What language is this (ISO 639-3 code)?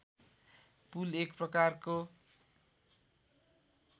nep